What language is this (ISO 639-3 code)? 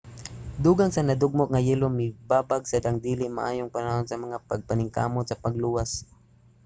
ceb